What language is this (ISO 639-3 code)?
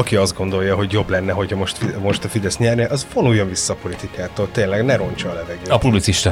hun